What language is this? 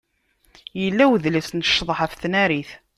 Kabyle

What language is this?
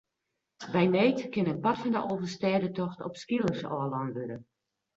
Western Frisian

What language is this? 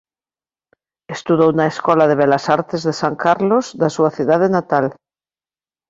Galician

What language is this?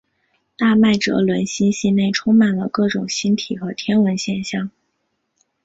Chinese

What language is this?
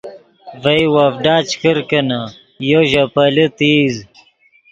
Yidgha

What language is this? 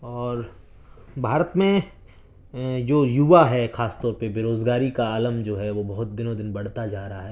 Urdu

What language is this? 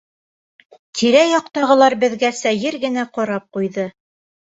Bashkir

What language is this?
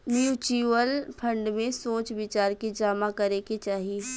Bhojpuri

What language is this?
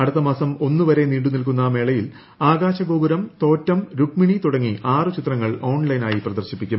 Malayalam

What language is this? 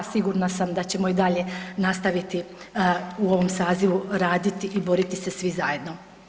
Croatian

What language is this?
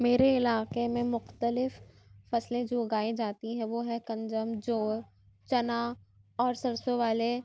Urdu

